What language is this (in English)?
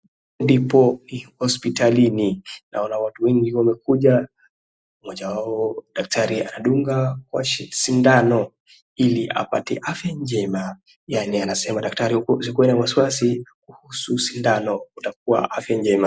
Swahili